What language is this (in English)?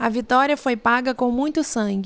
Portuguese